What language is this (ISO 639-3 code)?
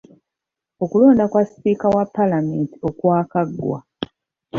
lug